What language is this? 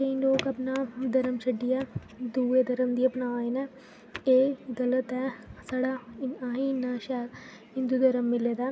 Dogri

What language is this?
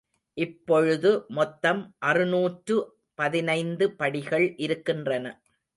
Tamil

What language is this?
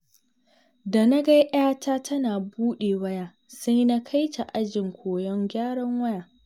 Hausa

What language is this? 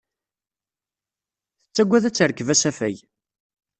Kabyle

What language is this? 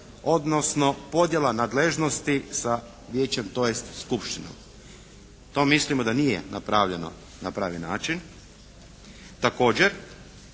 Croatian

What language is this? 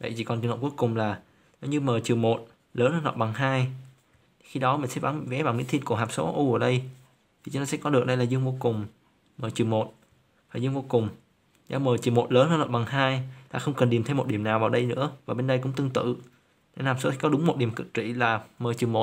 Vietnamese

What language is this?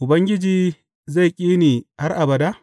Hausa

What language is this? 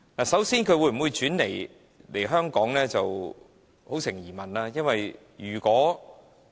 Cantonese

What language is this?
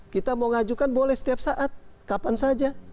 Indonesian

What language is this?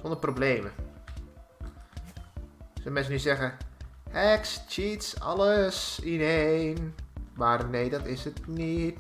Dutch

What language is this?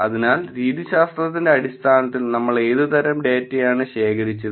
Malayalam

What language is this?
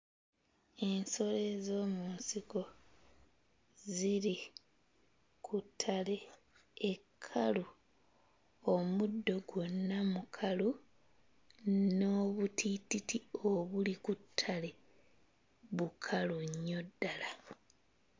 Ganda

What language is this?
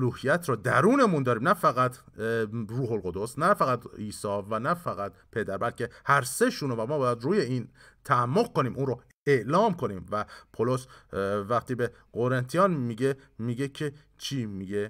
Persian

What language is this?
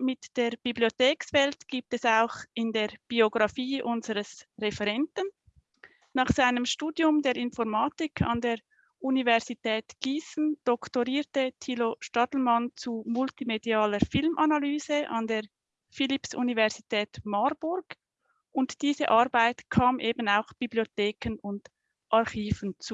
German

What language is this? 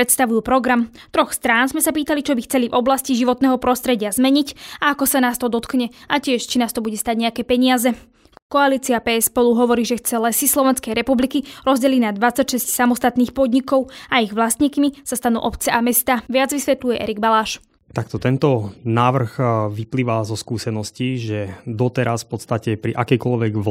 Slovak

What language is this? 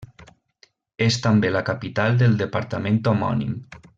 Catalan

